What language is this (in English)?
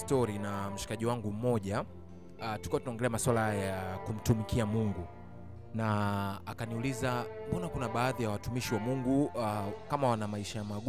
Swahili